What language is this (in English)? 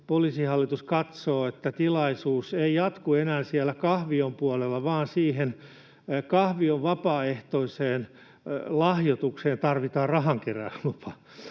Finnish